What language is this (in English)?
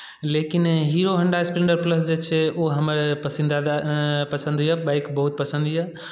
Maithili